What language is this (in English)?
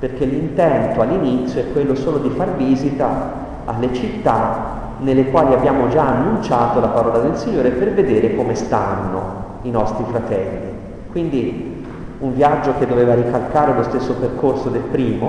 Italian